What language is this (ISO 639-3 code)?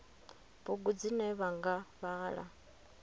ven